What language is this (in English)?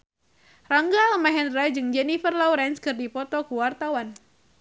Sundanese